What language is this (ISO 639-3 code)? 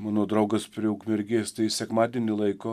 lit